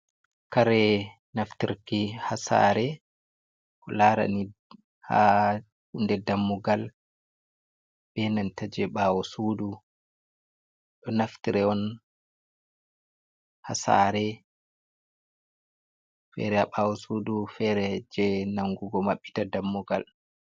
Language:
Fula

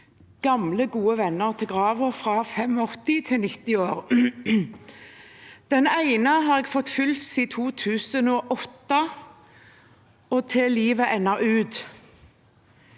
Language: Norwegian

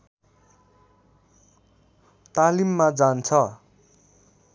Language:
Nepali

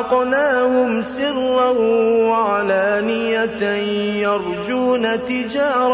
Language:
Arabic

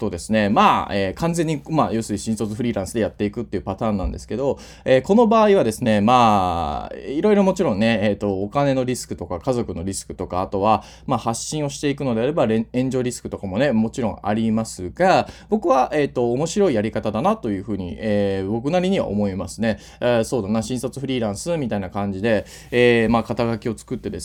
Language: Japanese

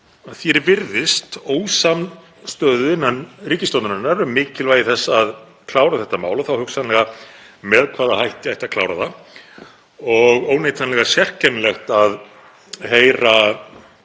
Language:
Icelandic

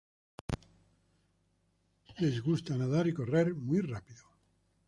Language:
Spanish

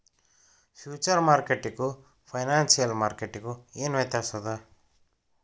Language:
Kannada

